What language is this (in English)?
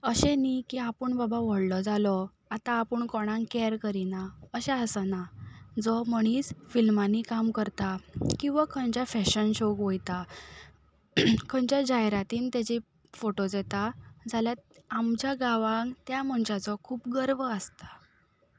Konkani